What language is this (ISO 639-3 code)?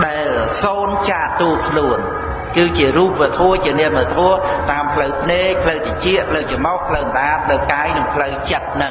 khm